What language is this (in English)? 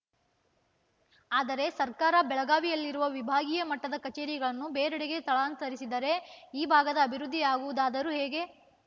Kannada